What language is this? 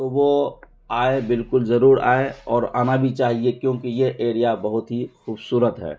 Urdu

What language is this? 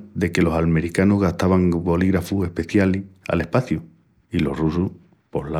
Extremaduran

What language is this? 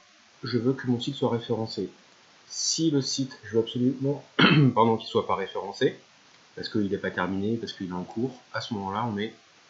French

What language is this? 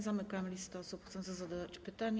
Polish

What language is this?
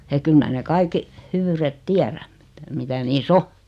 Finnish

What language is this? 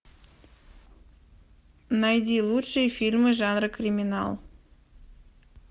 Russian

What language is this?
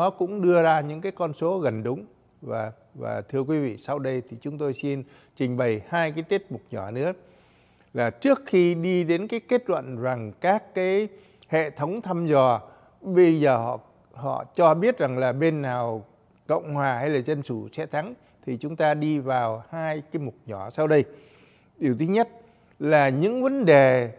Vietnamese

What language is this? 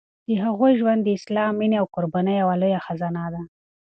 Pashto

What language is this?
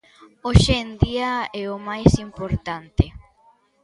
Galician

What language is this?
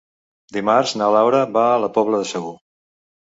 Catalan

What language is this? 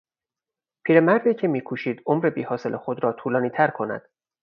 Persian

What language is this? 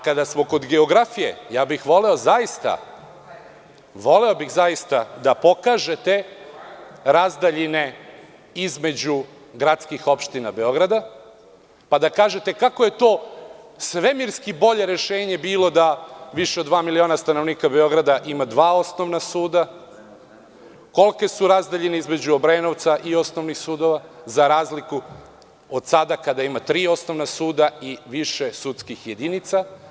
Serbian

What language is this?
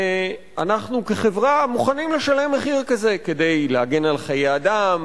Hebrew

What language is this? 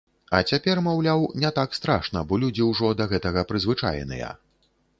Belarusian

